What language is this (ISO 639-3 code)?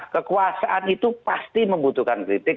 ind